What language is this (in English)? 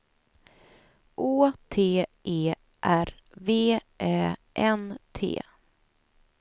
Swedish